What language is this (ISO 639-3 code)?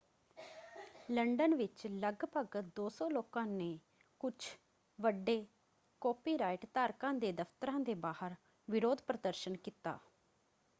pan